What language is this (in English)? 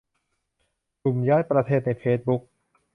Thai